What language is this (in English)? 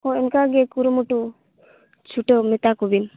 Santali